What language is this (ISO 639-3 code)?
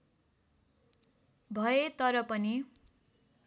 nep